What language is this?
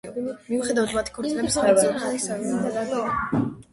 Georgian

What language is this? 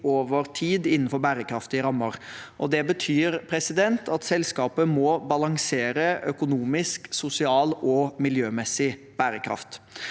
Norwegian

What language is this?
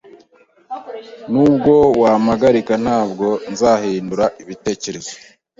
Kinyarwanda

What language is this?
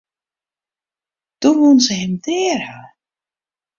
Western Frisian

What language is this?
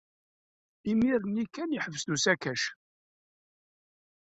Kabyle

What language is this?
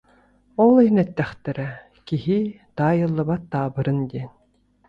Yakut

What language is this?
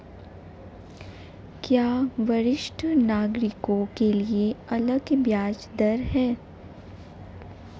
Hindi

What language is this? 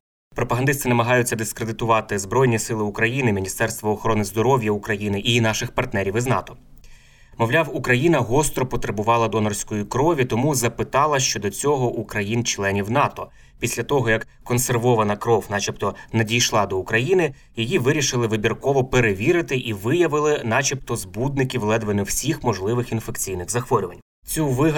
Ukrainian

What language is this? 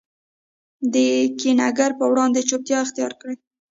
Pashto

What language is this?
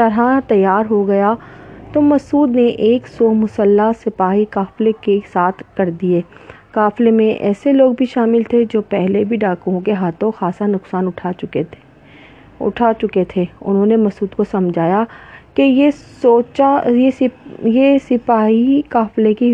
Urdu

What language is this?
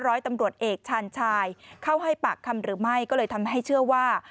Thai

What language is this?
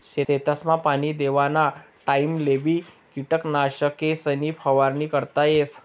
Marathi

